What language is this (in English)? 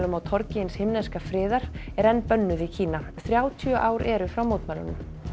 Icelandic